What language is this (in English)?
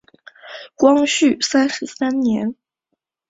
Chinese